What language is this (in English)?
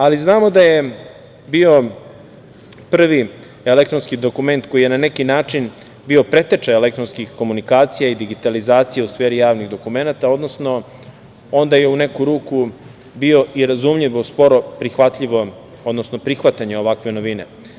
Serbian